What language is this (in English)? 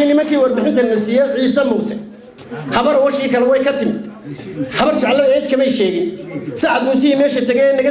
Arabic